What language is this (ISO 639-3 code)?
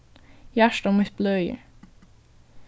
fao